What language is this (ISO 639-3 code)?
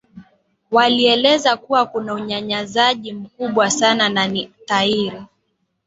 swa